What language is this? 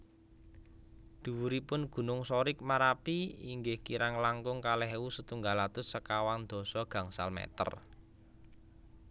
Javanese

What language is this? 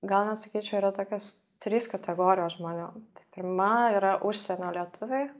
Lithuanian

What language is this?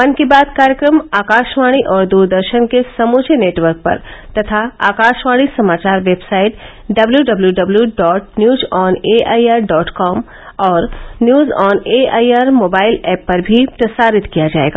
Hindi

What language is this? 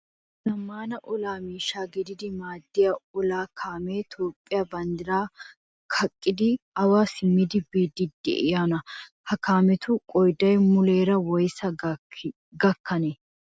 Wolaytta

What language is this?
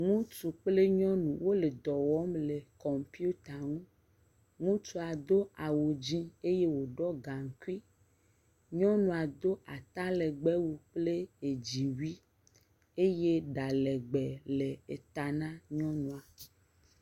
Ewe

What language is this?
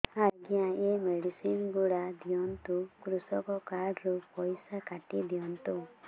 Odia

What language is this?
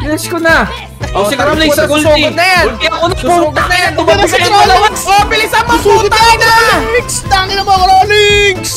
Filipino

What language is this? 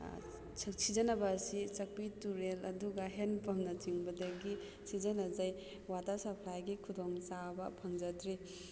Manipuri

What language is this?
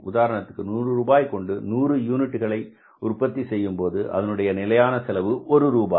Tamil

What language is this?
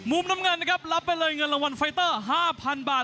Thai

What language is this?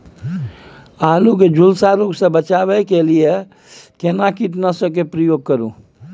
Maithili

